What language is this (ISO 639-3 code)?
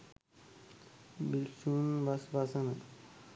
sin